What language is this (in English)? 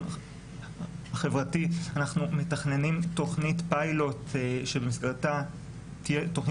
Hebrew